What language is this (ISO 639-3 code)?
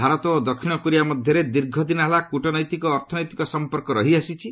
ori